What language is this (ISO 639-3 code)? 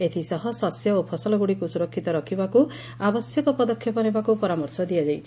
ori